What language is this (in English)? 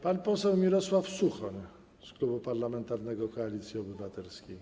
Polish